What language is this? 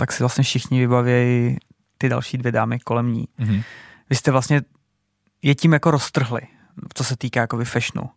Czech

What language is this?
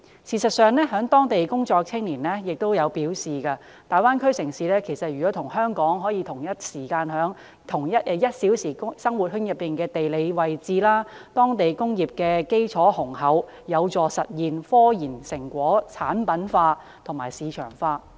Cantonese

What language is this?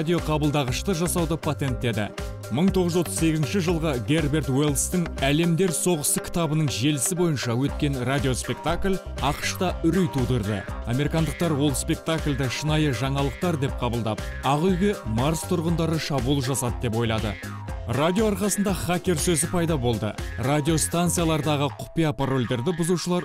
Turkish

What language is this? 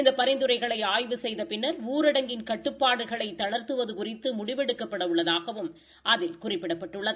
Tamil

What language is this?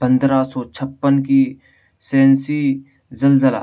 Urdu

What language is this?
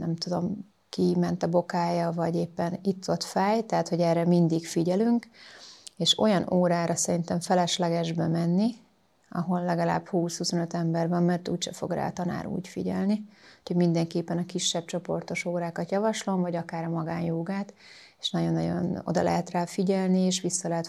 Hungarian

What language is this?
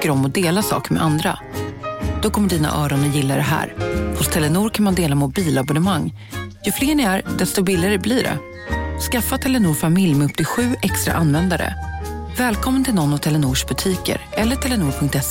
Swedish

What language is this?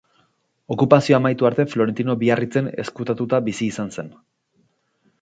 Basque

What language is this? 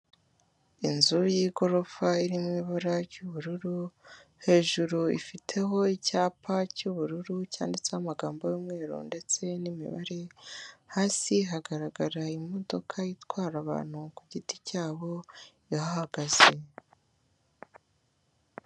Kinyarwanda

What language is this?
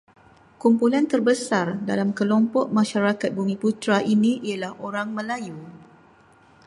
Malay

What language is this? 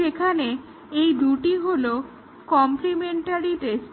Bangla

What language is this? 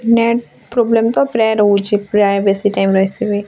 Odia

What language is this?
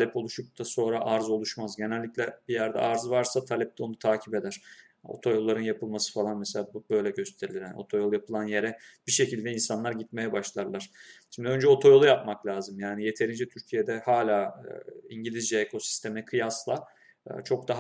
Turkish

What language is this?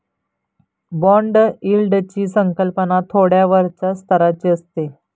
Marathi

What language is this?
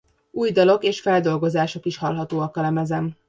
Hungarian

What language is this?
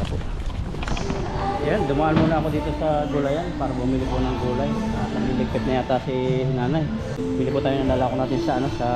Filipino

